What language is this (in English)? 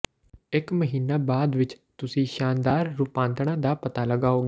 Punjabi